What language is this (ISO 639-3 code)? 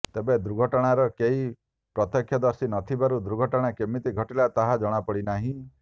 ori